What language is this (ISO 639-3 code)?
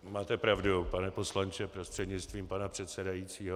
ces